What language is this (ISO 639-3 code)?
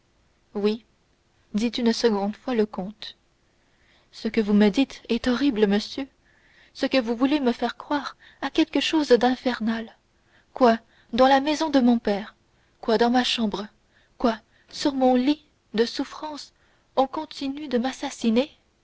fra